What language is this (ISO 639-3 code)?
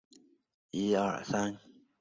zho